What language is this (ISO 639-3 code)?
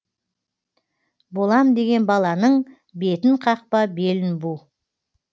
kaz